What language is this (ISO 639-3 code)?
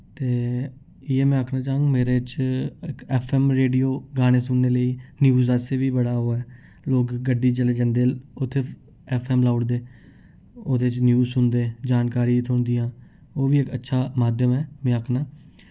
doi